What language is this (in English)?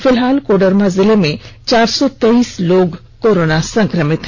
Hindi